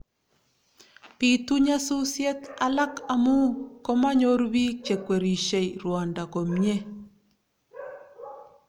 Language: Kalenjin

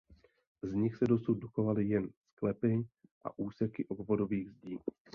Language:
Czech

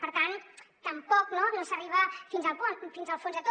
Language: Catalan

